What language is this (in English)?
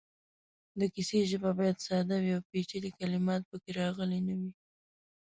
Pashto